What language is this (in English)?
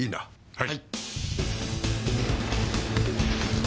Japanese